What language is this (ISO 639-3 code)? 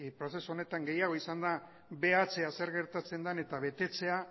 eus